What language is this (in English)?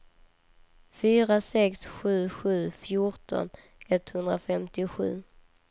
Swedish